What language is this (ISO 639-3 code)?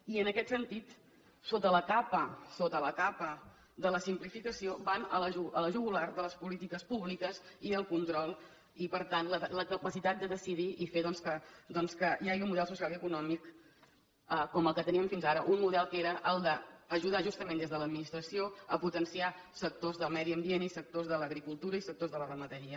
cat